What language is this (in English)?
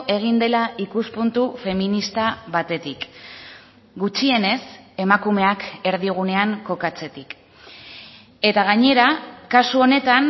Basque